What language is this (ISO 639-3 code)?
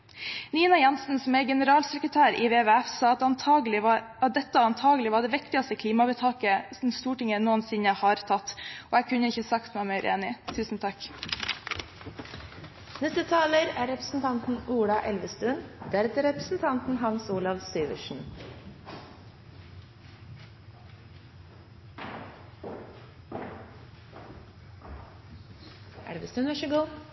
nob